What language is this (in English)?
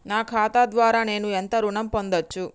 Telugu